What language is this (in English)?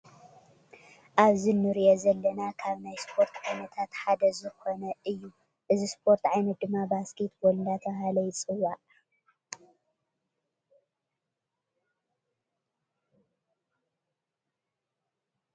Tigrinya